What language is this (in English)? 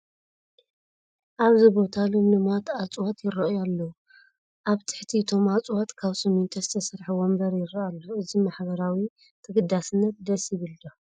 Tigrinya